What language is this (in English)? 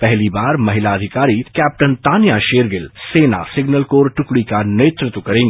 Hindi